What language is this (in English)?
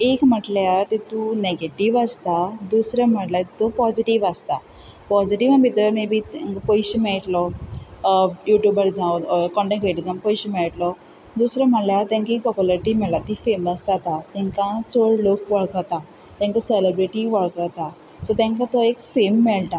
Konkani